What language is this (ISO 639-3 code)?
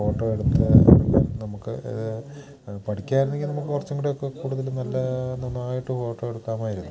mal